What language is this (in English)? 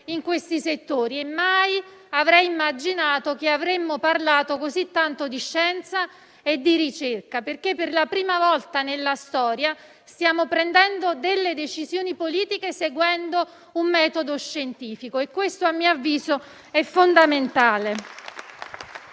Italian